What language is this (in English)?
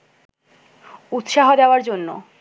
Bangla